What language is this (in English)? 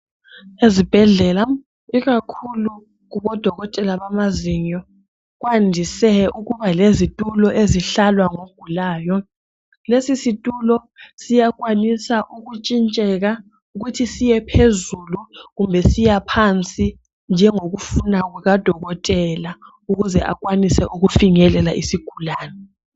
North Ndebele